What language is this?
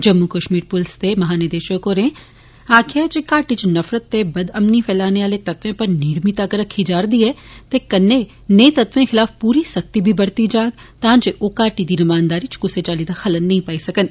Dogri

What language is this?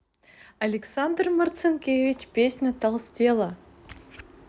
Russian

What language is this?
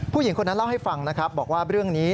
Thai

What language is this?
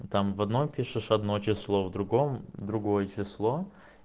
Russian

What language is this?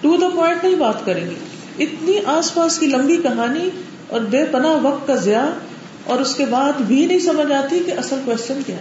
Urdu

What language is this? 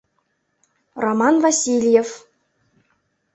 Mari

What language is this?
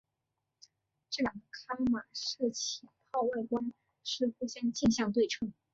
Chinese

